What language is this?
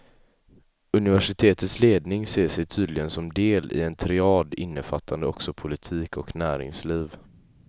Swedish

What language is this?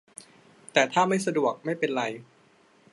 Thai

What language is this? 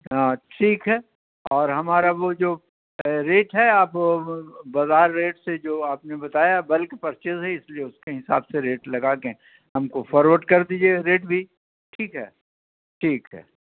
Urdu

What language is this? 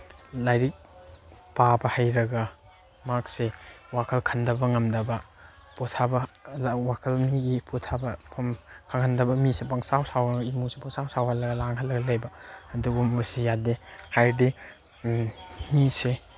Manipuri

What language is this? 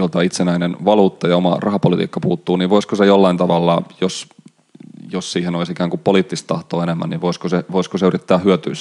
Finnish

